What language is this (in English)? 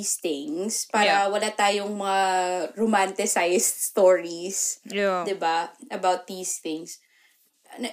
Filipino